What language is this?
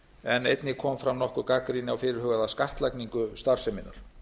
Icelandic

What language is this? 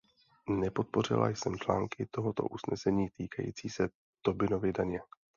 Czech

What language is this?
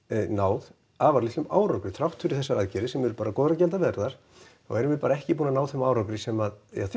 Icelandic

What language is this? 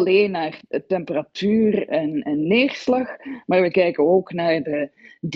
Dutch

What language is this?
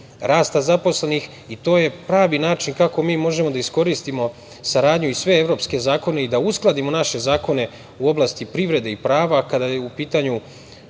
Serbian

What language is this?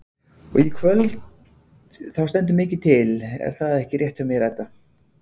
Icelandic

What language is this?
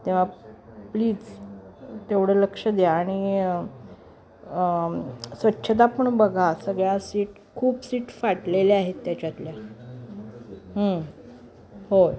Marathi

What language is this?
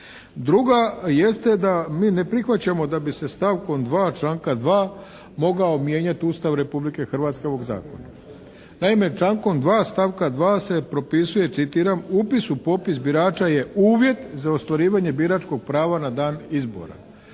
Croatian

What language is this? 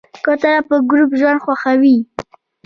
Pashto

